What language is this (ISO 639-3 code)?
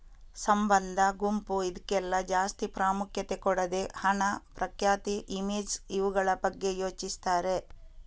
kan